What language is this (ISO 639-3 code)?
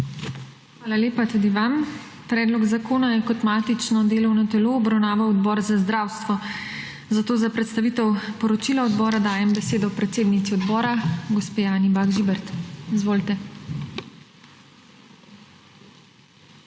slv